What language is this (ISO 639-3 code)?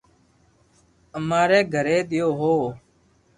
lrk